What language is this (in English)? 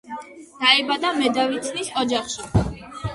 Georgian